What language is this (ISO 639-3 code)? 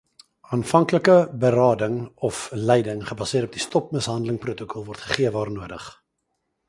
afr